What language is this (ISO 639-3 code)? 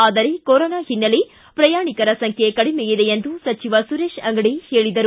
kan